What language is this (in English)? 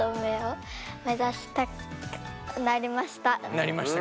Japanese